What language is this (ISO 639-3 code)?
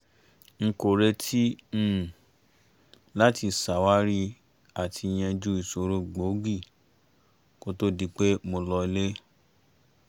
yor